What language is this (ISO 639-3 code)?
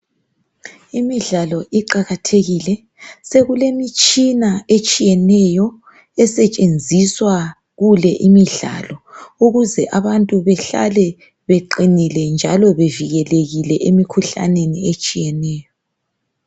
nde